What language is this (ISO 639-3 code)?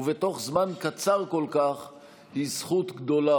heb